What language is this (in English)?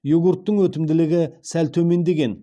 Kazakh